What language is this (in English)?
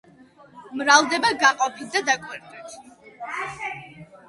Georgian